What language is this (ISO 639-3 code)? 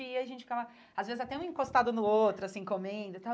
por